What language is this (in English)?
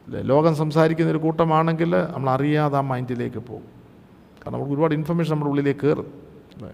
Malayalam